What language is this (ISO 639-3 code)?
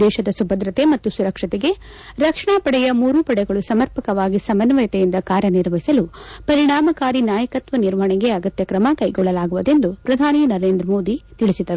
kan